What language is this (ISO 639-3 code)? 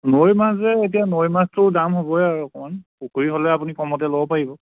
asm